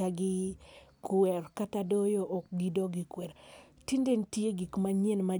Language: Luo (Kenya and Tanzania)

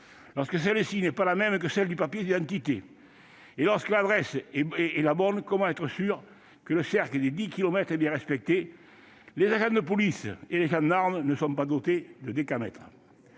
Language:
French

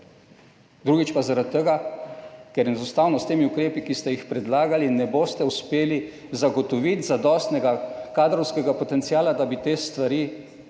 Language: Slovenian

